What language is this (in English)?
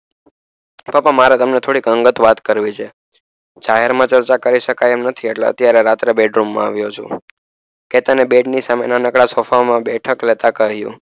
Gujarati